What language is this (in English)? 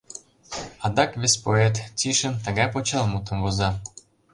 Mari